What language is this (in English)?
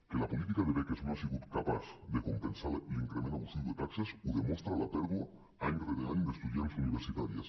Catalan